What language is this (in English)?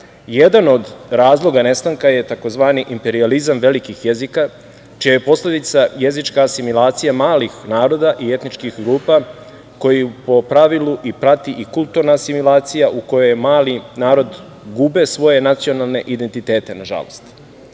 Serbian